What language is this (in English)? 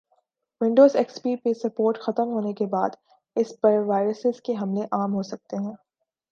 Urdu